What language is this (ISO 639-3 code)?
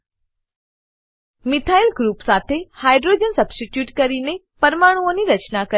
guj